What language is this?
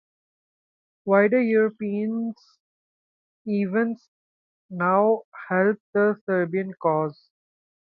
English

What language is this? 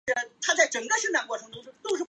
Chinese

